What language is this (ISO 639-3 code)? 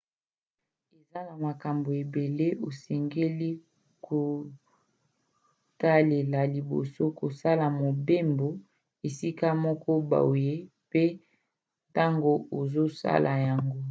lin